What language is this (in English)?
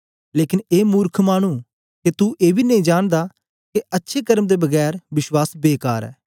Dogri